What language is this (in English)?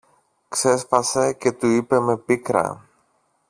Greek